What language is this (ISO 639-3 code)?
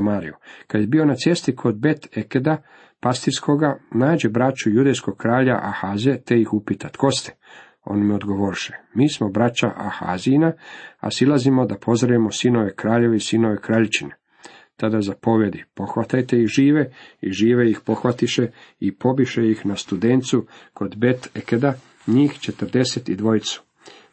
hrv